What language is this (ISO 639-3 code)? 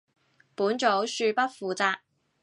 yue